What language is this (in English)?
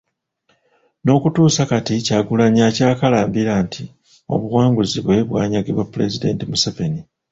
Ganda